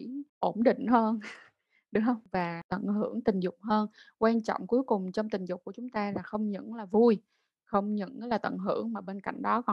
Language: Vietnamese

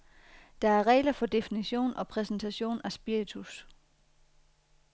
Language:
Danish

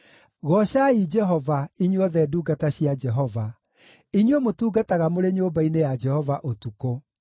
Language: Kikuyu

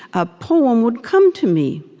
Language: English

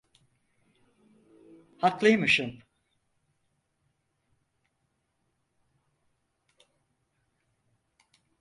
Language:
Turkish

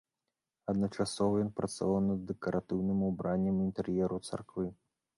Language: Belarusian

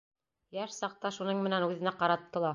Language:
Bashkir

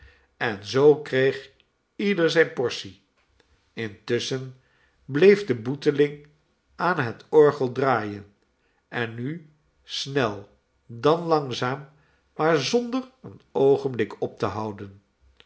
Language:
Dutch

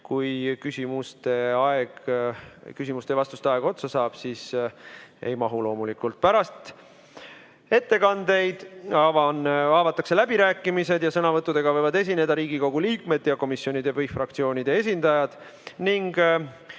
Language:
Estonian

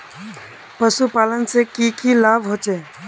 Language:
Magahi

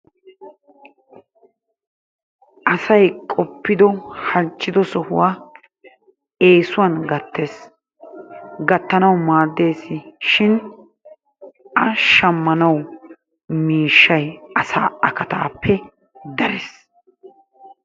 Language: Wolaytta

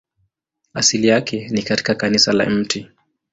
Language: Swahili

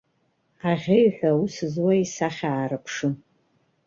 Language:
Abkhazian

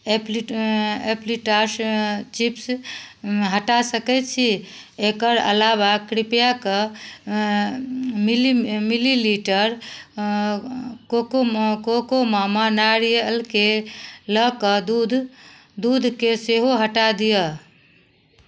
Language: Maithili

